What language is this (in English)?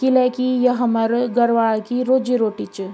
Garhwali